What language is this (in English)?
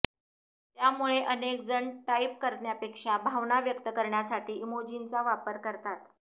Marathi